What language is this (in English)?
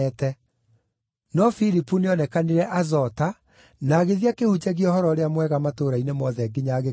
Kikuyu